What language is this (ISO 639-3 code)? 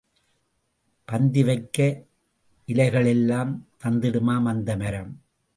tam